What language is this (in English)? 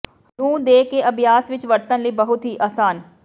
Punjabi